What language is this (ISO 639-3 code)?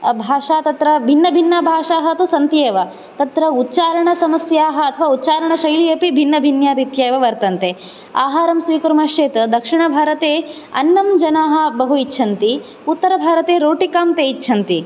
san